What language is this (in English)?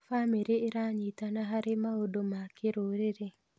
Kikuyu